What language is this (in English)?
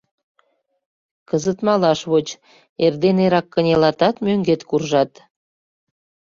Mari